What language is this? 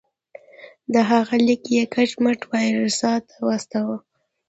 Pashto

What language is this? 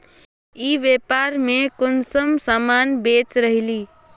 Magahi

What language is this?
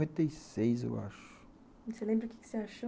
Portuguese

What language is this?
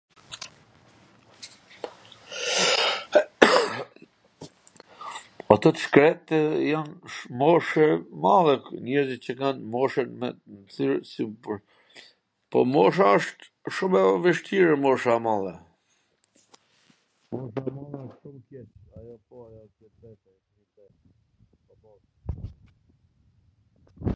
Gheg Albanian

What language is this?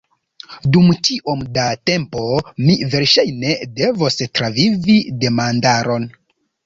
Esperanto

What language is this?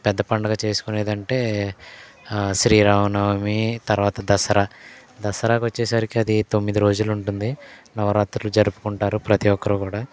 Telugu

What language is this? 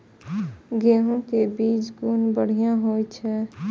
Maithili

